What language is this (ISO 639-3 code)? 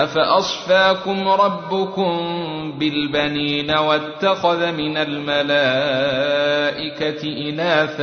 ara